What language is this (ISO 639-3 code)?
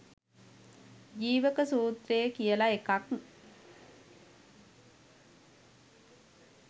sin